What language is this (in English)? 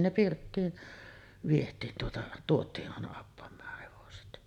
Finnish